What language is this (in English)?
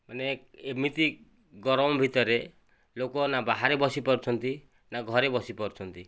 Odia